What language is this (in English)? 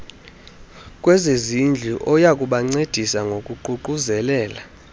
Xhosa